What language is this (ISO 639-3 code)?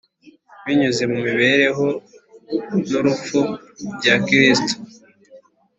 kin